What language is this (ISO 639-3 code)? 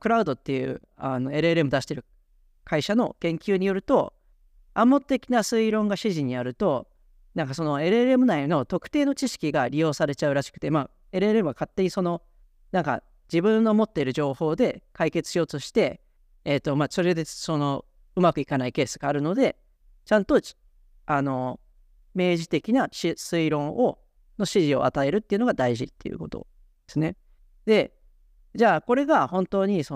jpn